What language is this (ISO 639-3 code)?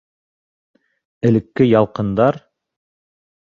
bak